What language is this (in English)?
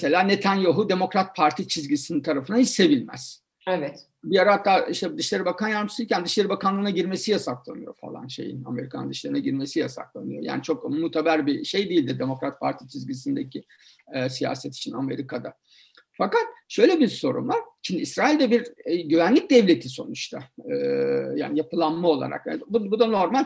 Turkish